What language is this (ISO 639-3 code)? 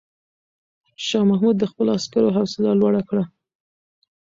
pus